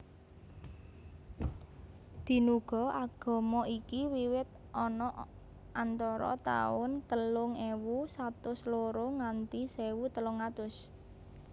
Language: Javanese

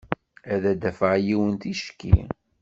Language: Kabyle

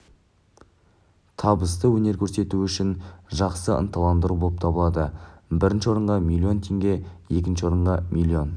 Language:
Kazakh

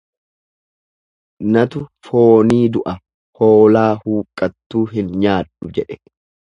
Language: Oromo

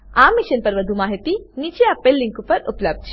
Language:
Gujarati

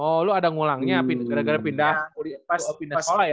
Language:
Indonesian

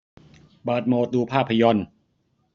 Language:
Thai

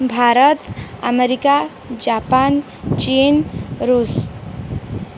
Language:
Odia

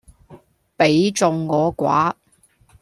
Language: Cantonese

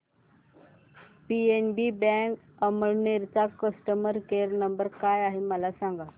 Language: Marathi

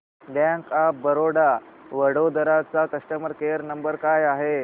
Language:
Marathi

